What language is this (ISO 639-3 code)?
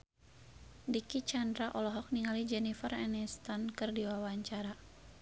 sun